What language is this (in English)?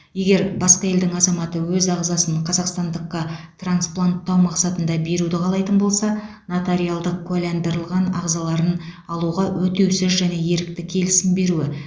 Kazakh